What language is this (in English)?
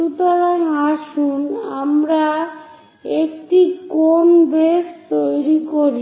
Bangla